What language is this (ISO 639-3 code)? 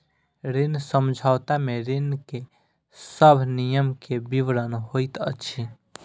mai